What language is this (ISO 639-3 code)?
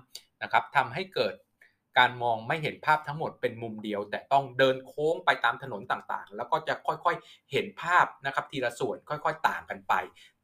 tha